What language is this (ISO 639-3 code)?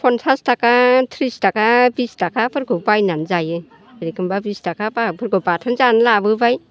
brx